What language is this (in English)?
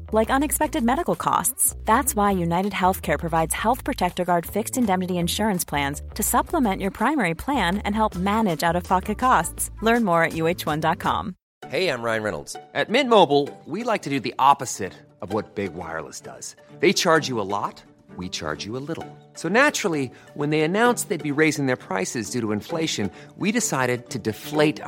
Filipino